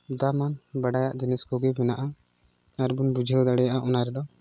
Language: Santali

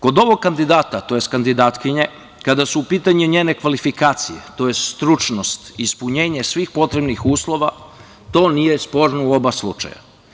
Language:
Serbian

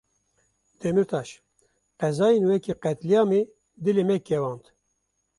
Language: Kurdish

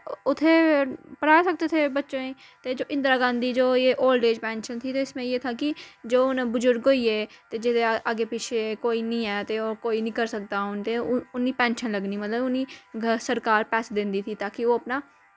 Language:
Dogri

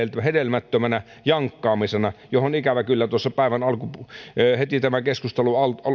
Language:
Finnish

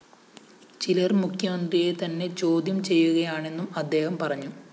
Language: Malayalam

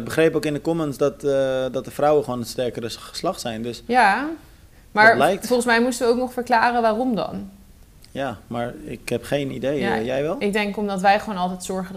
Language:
Dutch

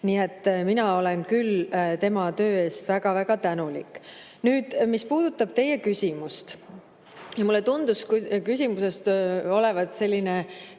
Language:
Estonian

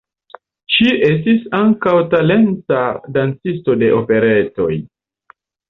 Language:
Esperanto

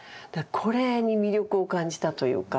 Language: Japanese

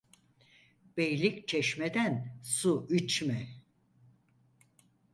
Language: Turkish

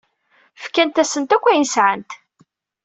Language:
Kabyle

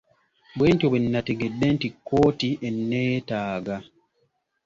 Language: Ganda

